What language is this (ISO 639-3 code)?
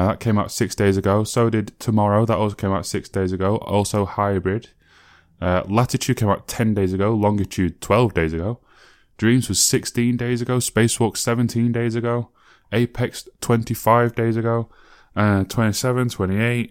eng